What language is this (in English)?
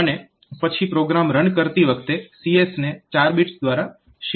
Gujarati